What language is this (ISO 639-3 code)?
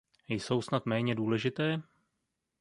ces